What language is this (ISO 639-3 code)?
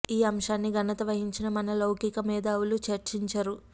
tel